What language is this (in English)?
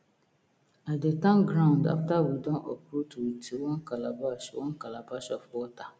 Nigerian Pidgin